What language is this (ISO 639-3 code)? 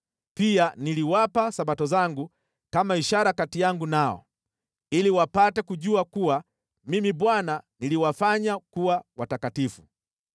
swa